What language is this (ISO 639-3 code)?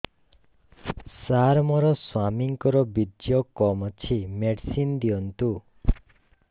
ori